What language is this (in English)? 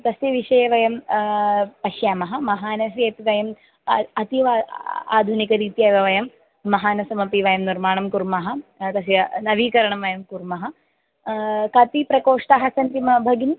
Sanskrit